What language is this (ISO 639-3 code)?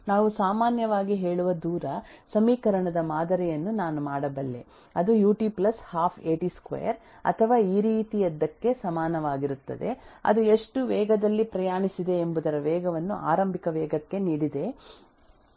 kan